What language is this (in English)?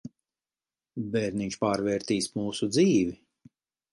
Latvian